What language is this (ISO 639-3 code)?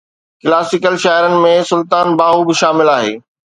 snd